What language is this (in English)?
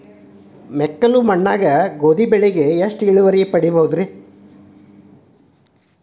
Kannada